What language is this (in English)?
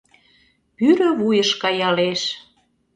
Mari